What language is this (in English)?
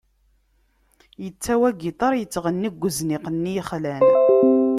Kabyle